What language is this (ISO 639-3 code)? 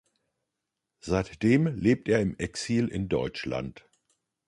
deu